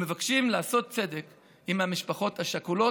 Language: Hebrew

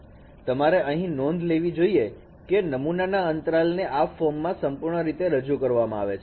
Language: Gujarati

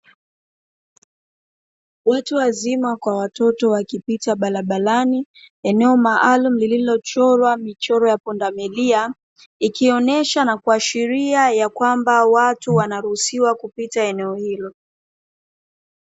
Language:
Swahili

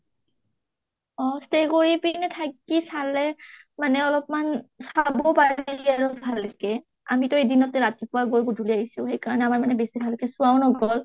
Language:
Assamese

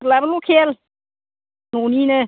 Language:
Bodo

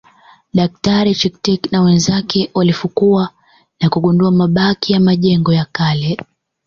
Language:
Swahili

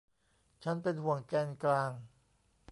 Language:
Thai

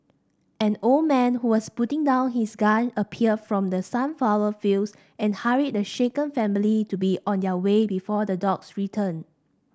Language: English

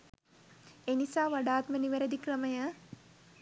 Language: Sinhala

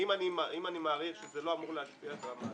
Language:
Hebrew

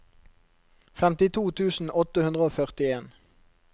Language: Norwegian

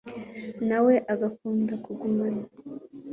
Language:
Kinyarwanda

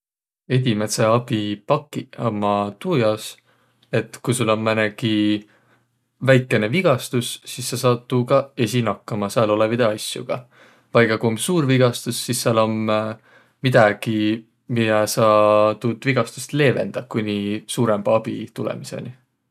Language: Võro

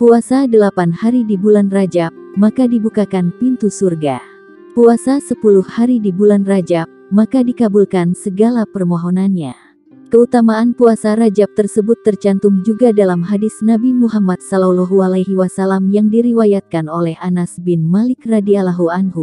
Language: Indonesian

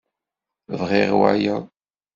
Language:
Kabyle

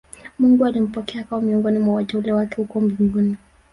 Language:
Swahili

